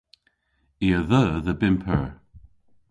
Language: Cornish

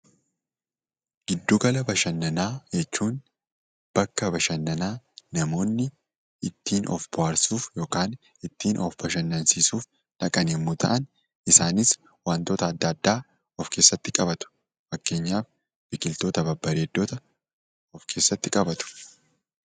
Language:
Oromo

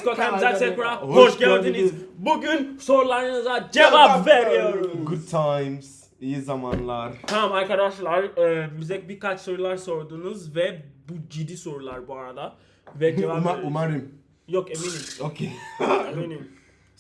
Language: Turkish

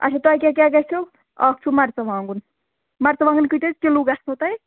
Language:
Kashmiri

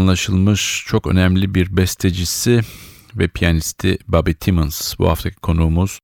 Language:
Turkish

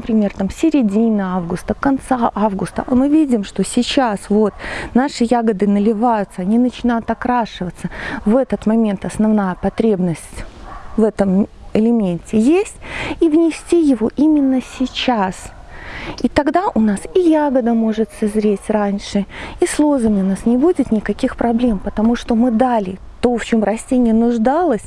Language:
Russian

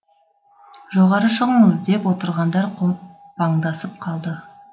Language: Kazakh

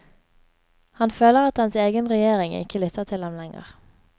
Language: Norwegian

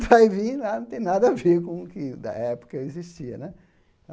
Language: Portuguese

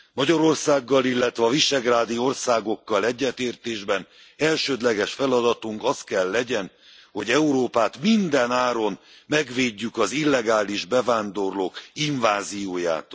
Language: Hungarian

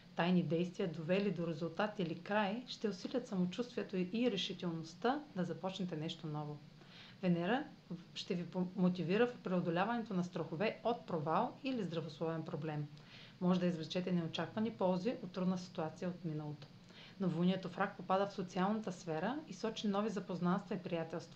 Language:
Bulgarian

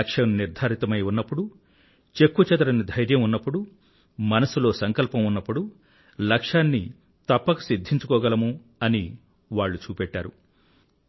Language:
Telugu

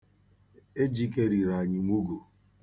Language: Igbo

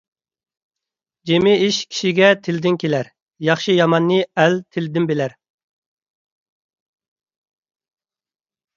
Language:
Uyghur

